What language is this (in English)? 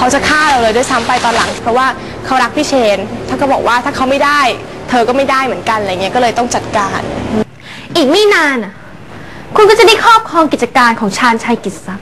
Thai